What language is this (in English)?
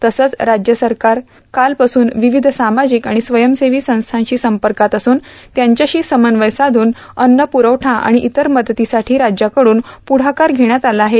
Marathi